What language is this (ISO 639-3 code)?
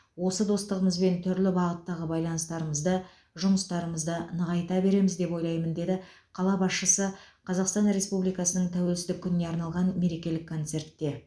kaz